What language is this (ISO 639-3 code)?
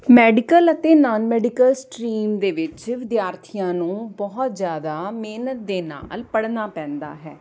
pan